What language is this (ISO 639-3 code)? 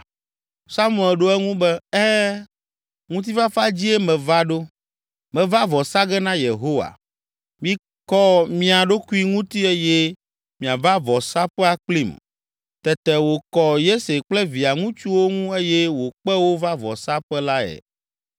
ewe